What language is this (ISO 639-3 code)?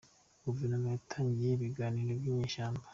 kin